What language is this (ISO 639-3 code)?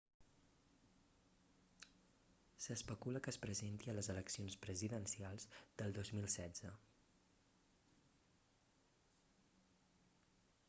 cat